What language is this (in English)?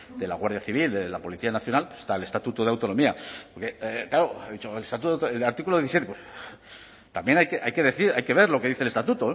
Spanish